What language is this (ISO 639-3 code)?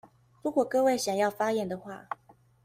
zho